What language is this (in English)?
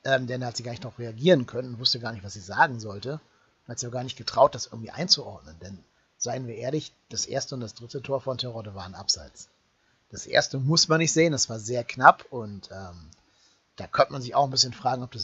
German